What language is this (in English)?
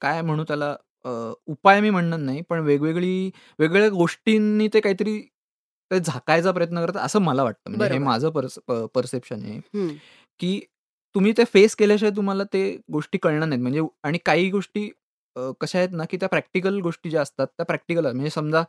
Marathi